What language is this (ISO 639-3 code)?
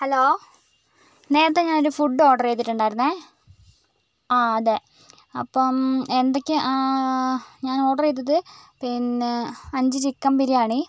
mal